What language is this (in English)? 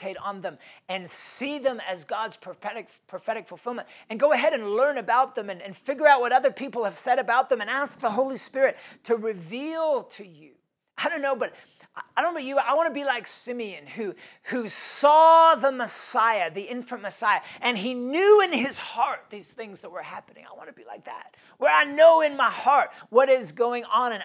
English